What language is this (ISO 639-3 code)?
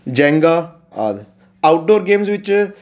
pan